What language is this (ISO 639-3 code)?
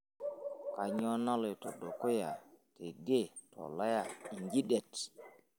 mas